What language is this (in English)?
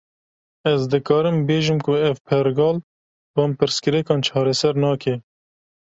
Kurdish